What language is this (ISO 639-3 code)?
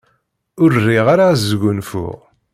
kab